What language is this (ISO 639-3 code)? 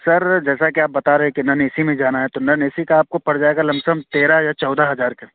urd